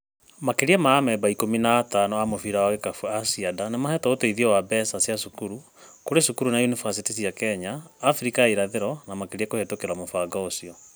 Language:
Kikuyu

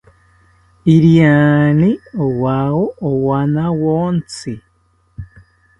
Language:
South Ucayali Ashéninka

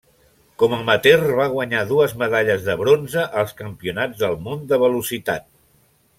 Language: Catalan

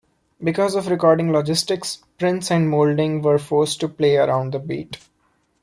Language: English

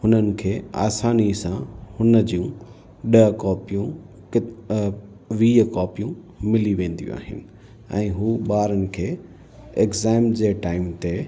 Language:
Sindhi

